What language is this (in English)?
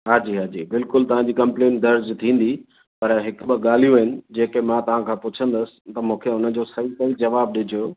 Sindhi